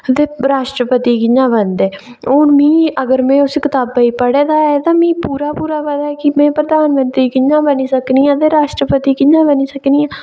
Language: Dogri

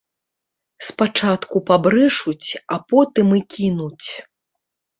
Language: Belarusian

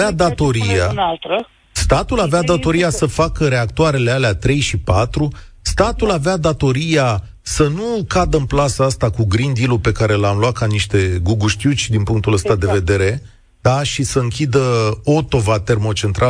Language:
Romanian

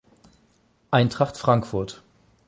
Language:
German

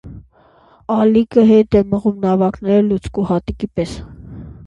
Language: Armenian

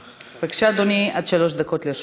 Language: Hebrew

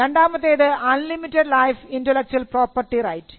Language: Malayalam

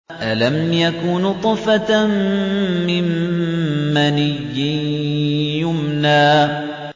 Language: Arabic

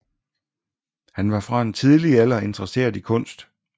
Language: Danish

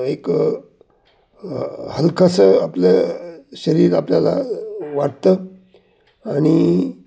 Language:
Marathi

